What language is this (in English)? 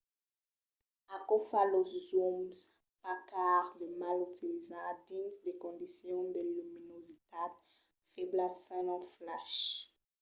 Occitan